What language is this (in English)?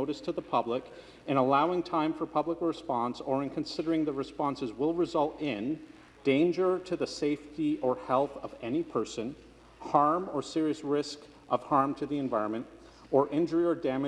English